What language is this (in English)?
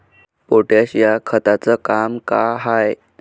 Marathi